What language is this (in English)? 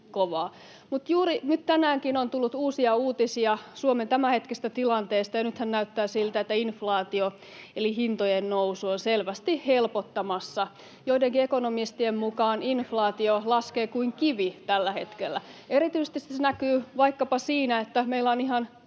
Finnish